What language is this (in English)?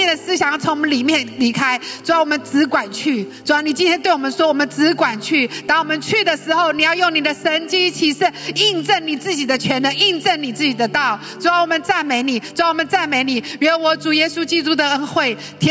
Chinese